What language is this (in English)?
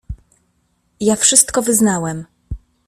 Polish